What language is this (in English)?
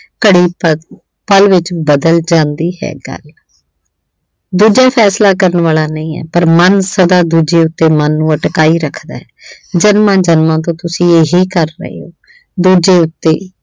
Punjabi